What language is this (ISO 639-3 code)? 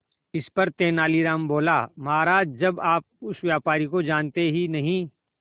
hin